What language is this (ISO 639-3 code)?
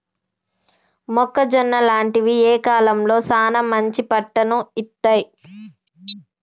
tel